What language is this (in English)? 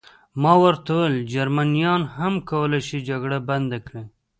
Pashto